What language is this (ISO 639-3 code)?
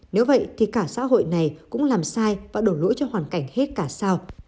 vie